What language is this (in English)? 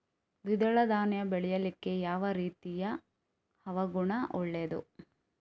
Kannada